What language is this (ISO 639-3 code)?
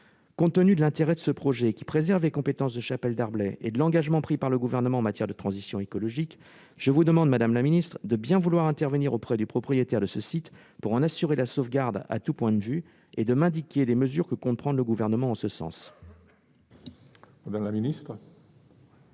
fra